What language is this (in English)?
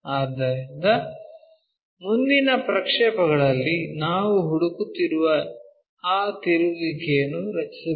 Kannada